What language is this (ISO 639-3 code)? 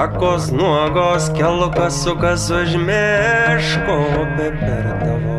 ron